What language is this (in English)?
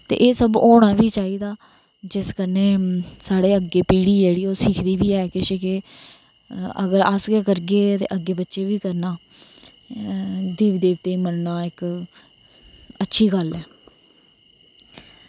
Dogri